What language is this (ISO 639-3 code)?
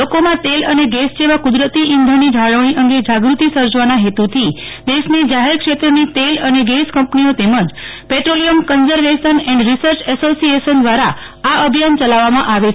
guj